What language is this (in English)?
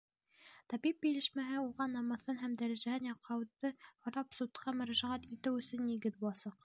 Bashkir